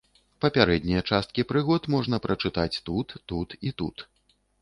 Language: Belarusian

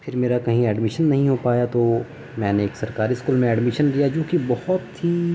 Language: Urdu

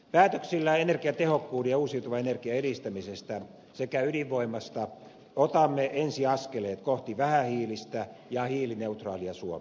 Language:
Finnish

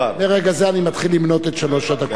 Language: Hebrew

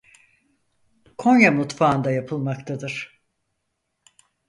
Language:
Turkish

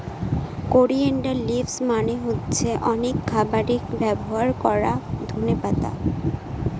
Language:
Bangla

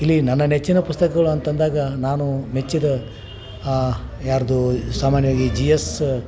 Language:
Kannada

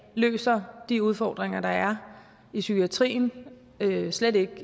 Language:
Danish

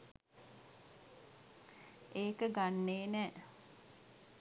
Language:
Sinhala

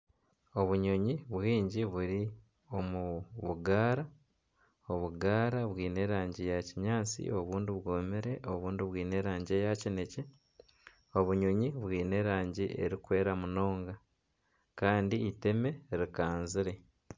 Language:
Nyankole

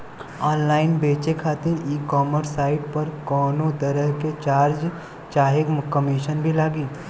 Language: Bhojpuri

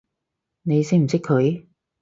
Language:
Cantonese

